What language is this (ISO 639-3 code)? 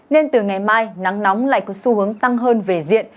vie